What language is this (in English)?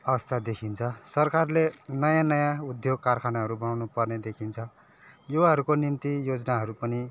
Nepali